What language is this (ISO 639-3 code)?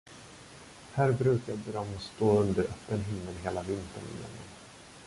swe